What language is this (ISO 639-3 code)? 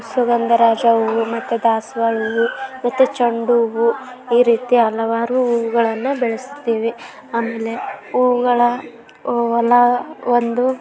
kan